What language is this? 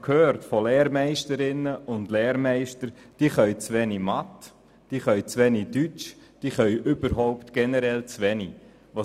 Swiss German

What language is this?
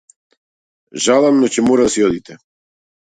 Macedonian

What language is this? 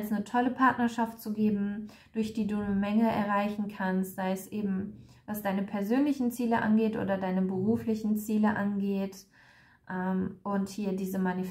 German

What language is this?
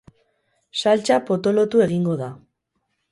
Basque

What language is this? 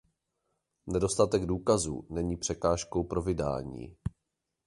Czech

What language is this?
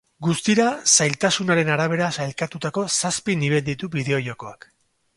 Basque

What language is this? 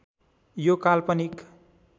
Nepali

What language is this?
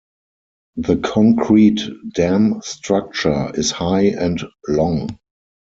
English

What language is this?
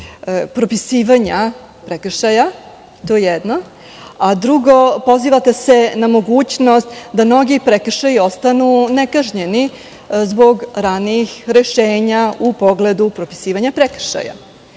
Serbian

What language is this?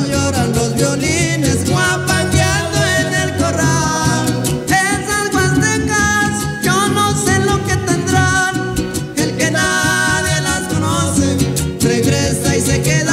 Spanish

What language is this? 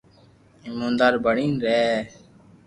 Loarki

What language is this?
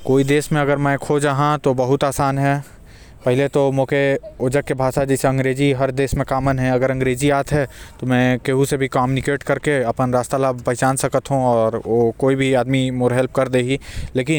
Korwa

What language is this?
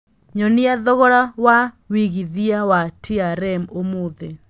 Kikuyu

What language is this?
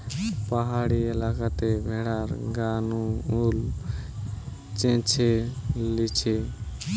Bangla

